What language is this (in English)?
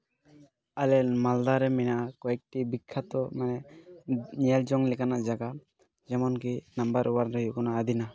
Santali